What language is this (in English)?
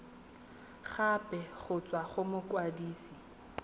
Tswana